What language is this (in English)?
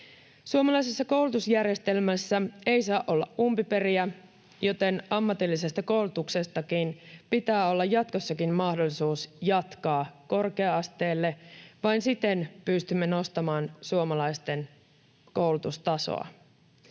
Finnish